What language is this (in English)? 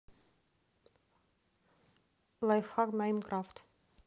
Russian